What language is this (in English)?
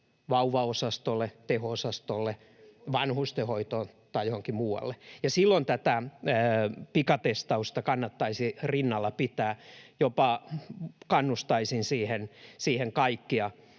Finnish